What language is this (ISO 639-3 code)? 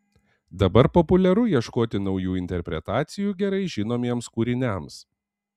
lit